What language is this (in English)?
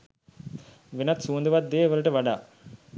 Sinhala